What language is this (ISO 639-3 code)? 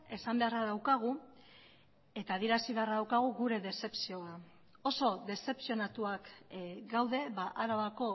eus